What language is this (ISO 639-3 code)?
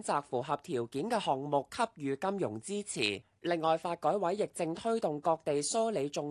zho